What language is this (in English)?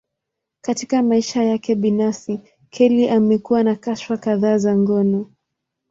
Swahili